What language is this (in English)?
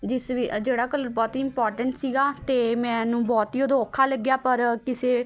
Punjabi